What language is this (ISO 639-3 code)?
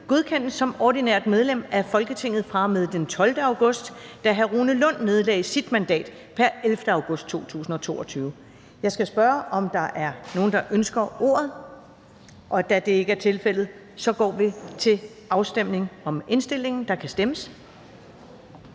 dan